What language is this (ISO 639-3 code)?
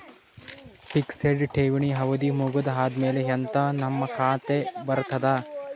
kan